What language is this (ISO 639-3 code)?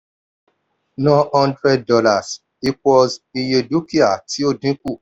yor